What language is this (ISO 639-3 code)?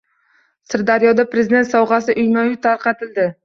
uzb